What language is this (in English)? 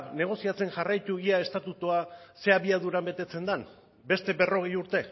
Basque